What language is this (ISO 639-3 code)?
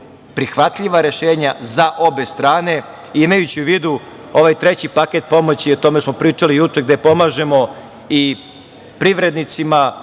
srp